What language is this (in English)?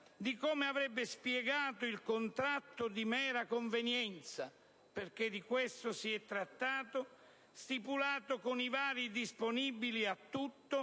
Italian